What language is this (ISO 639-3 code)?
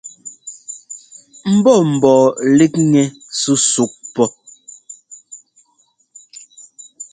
jgo